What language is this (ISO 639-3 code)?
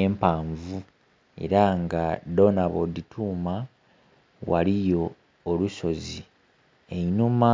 xog